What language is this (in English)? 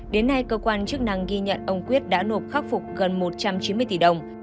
Vietnamese